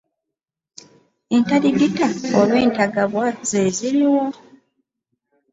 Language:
Ganda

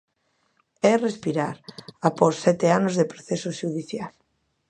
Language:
Galician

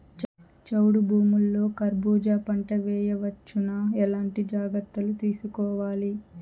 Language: Telugu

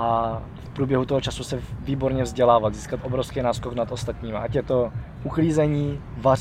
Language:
Czech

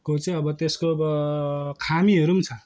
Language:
Nepali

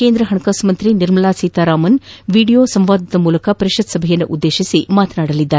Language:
Kannada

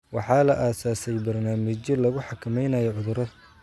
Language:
Somali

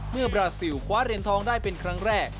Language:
Thai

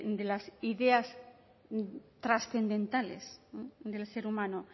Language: Spanish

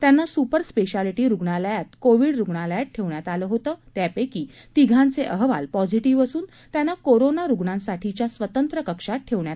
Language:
Marathi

